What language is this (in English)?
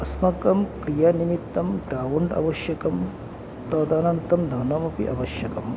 Sanskrit